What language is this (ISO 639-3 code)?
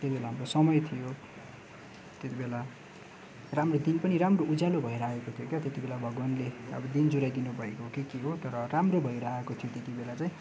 nep